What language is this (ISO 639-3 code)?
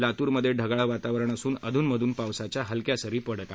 mar